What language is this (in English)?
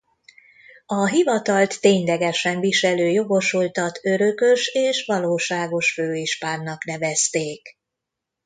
Hungarian